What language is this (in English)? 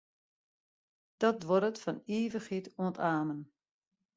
Western Frisian